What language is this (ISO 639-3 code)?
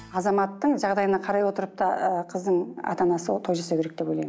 kaz